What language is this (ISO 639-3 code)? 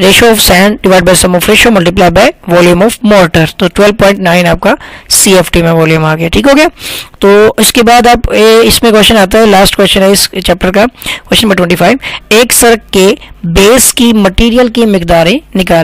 ind